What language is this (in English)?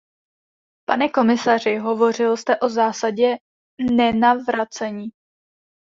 Czech